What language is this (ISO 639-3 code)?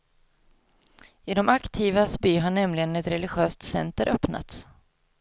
swe